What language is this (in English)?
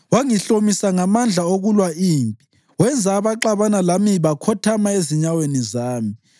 North Ndebele